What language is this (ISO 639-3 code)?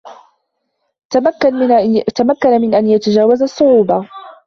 ara